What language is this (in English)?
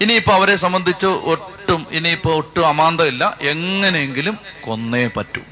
Malayalam